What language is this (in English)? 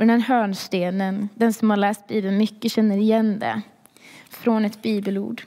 Swedish